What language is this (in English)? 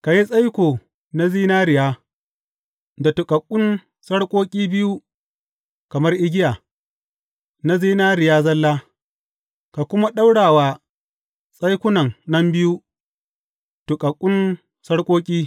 Hausa